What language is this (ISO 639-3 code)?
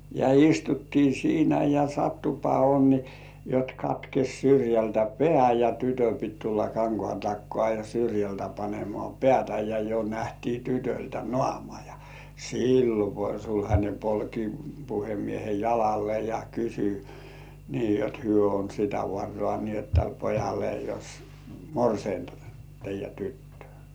fin